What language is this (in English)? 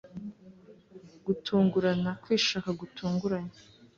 Kinyarwanda